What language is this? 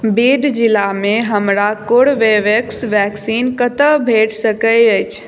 Maithili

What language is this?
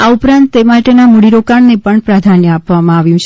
Gujarati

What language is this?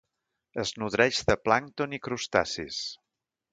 Catalan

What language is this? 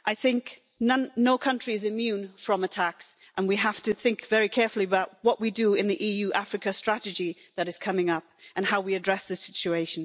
English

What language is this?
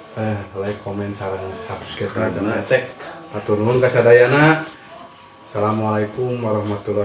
Indonesian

